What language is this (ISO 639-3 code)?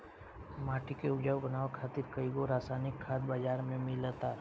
bho